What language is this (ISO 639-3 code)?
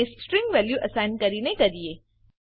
guj